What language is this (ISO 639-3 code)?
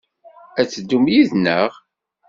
kab